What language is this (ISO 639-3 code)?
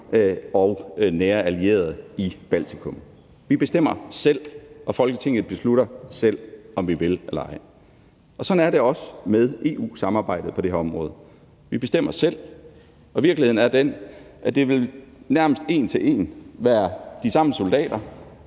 dan